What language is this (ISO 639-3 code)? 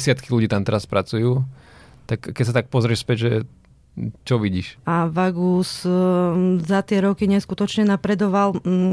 slk